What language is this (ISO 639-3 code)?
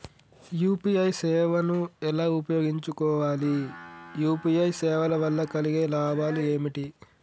tel